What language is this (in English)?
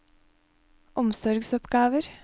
Norwegian